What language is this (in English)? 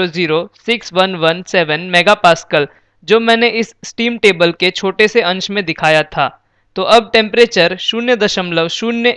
Hindi